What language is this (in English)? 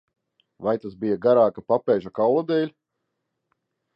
Latvian